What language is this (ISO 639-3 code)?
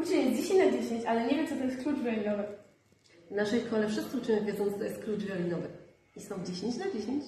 pol